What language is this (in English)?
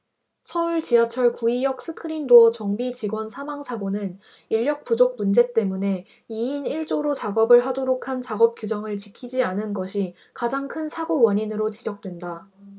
Korean